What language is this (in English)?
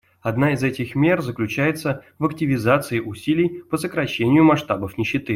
Russian